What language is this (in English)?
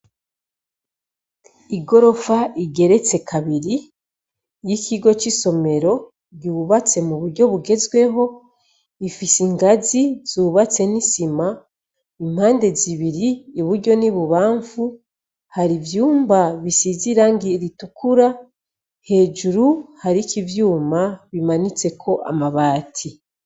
Rundi